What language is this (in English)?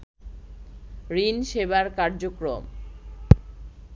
Bangla